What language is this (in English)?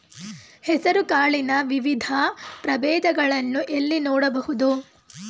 Kannada